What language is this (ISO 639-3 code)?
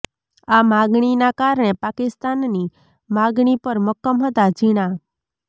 guj